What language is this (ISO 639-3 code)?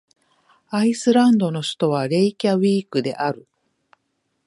jpn